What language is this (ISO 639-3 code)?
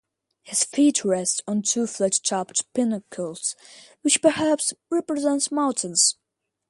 eng